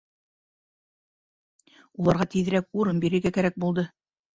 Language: Bashkir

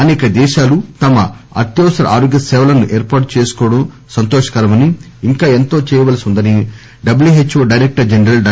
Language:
Telugu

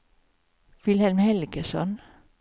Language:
Swedish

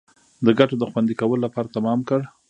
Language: Pashto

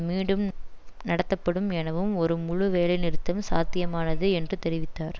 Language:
Tamil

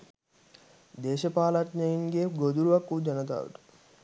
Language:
Sinhala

